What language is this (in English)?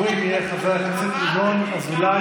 Hebrew